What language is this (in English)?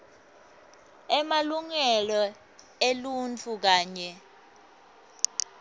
Swati